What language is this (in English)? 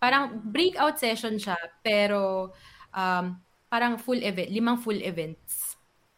Filipino